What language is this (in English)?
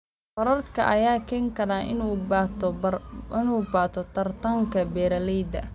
Somali